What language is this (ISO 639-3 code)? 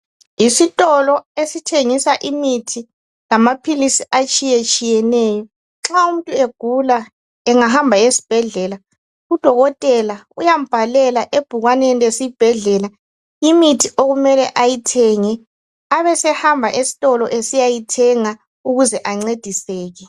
nde